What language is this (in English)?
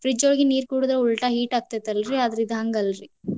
Kannada